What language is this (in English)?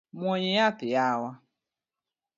Luo (Kenya and Tanzania)